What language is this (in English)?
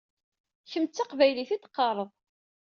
Kabyle